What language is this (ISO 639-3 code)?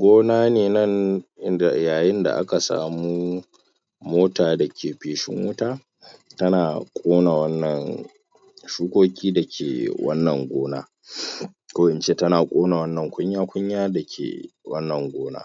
hau